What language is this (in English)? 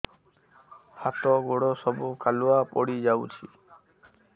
Odia